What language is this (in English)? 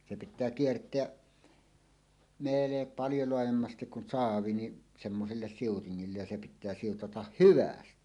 Finnish